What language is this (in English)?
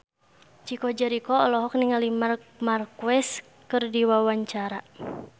Sundanese